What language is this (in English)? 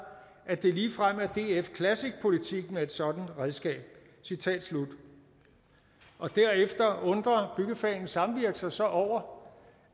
Danish